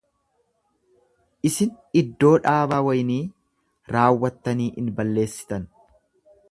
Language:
Oromo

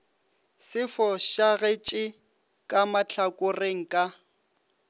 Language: Northern Sotho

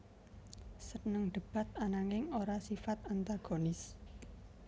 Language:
Javanese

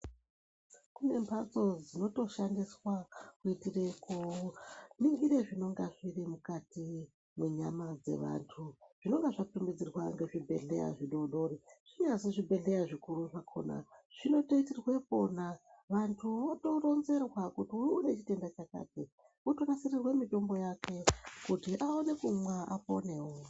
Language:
Ndau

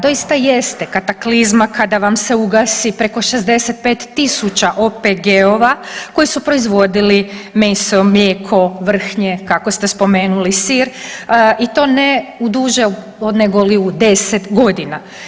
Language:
Croatian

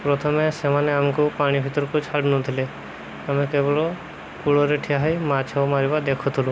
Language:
Odia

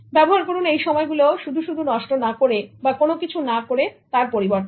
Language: Bangla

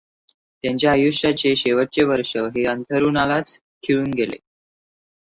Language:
Marathi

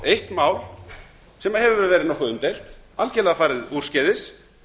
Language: Icelandic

